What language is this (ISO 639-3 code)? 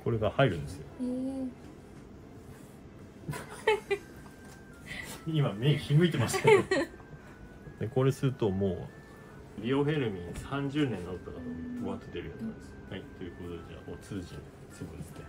jpn